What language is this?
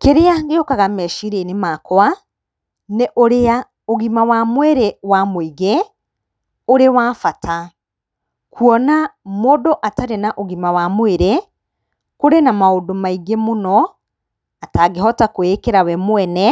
Kikuyu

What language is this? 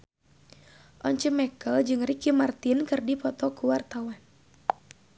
Sundanese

